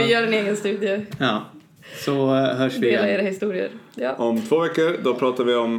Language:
Swedish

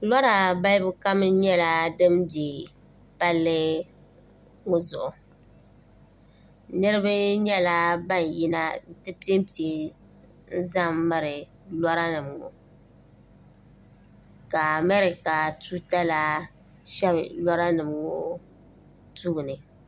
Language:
Dagbani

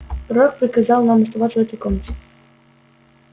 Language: Russian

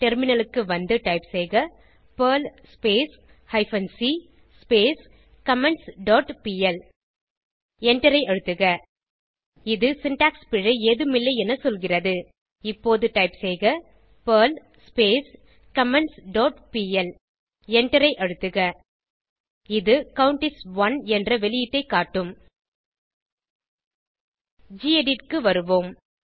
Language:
Tamil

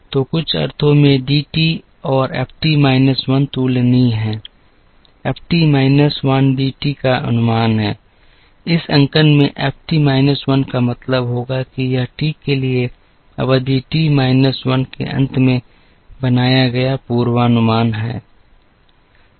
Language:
Hindi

